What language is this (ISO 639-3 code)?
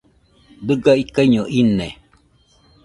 hux